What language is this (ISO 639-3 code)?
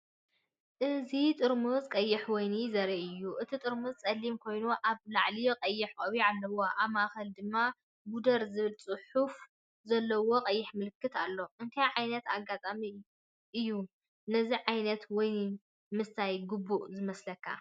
tir